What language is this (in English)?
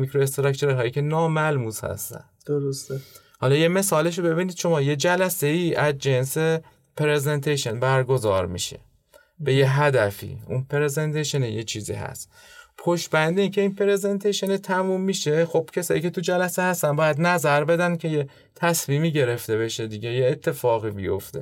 Persian